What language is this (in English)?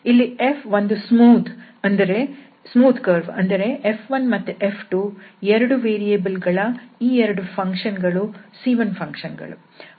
Kannada